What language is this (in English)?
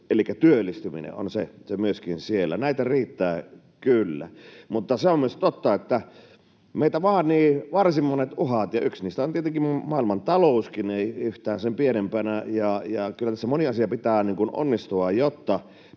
Finnish